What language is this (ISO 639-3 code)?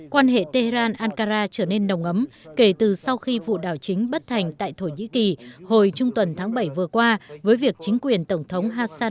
vie